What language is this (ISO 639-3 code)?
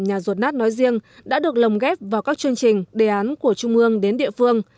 vie